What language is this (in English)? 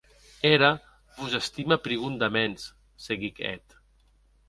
Occitan